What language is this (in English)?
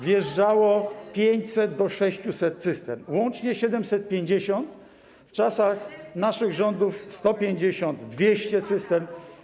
Polish